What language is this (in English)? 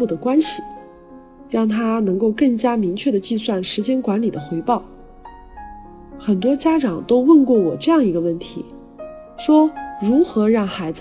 Chinese